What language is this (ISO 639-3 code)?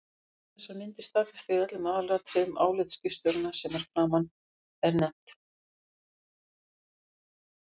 isl